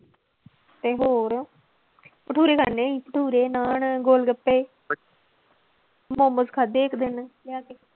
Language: Punjabi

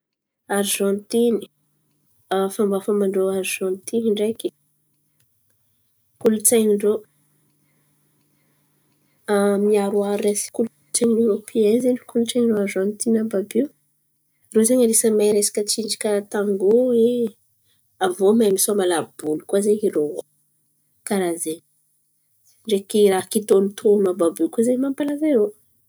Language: Antankarana Malagasy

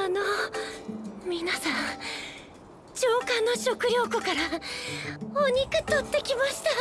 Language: Japanese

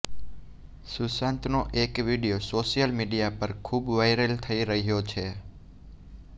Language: Gujarati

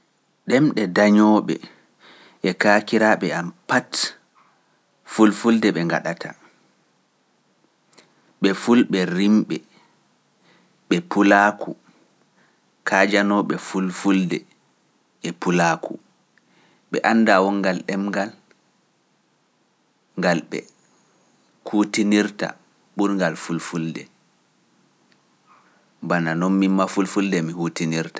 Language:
Pular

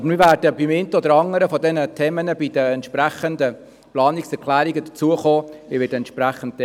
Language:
Swiss German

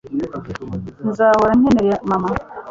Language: Kinyarwanda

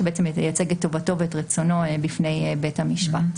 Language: Hebrew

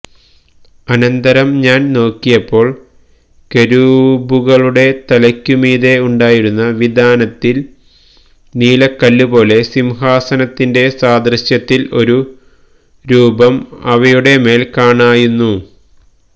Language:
Malayalam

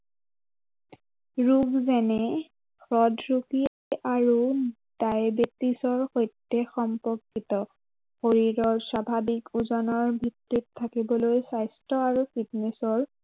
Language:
Assamese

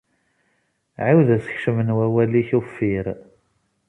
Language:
Kabyle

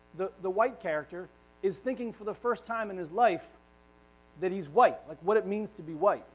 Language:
English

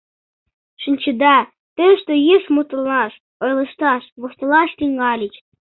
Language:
Mari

